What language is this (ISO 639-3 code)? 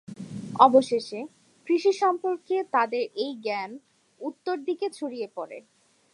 ben